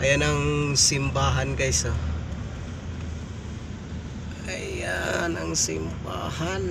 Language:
Filipino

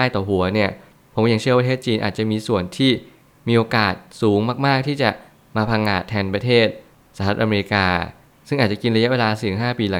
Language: Thai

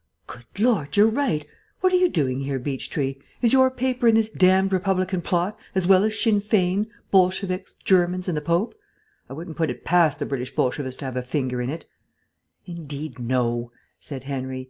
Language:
English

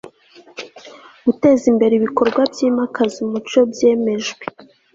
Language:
Kinyarwanda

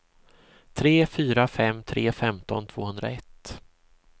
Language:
Swedish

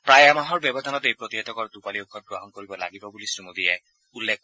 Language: Assamese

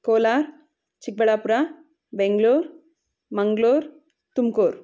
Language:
Kannada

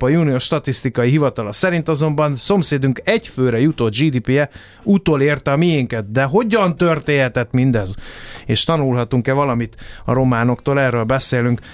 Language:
Hungarian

